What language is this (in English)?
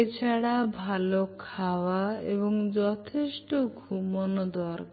Bangla